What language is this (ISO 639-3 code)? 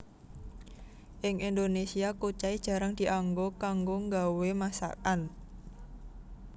jav